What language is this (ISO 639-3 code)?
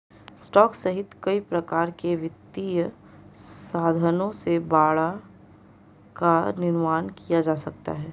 hin